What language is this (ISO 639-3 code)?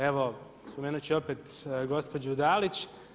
hrv